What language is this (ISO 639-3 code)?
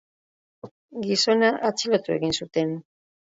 eus